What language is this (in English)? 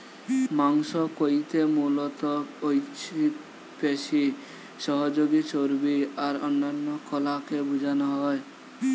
Bangla